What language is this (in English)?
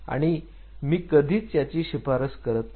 Marathi